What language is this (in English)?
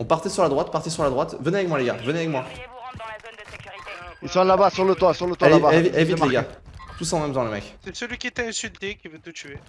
French